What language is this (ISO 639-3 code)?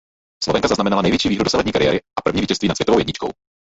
ces